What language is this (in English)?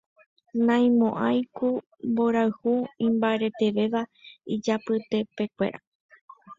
Guarani